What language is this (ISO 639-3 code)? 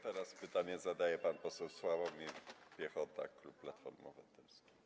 pol